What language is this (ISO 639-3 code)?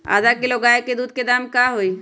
mag